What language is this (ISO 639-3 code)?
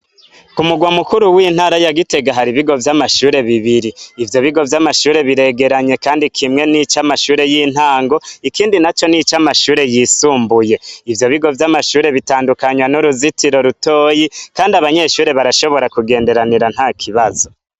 run